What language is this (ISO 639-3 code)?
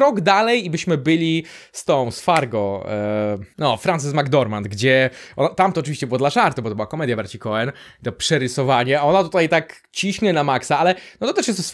pol